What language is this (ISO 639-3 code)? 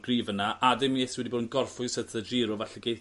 cym